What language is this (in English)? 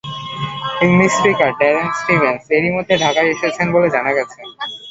Bangla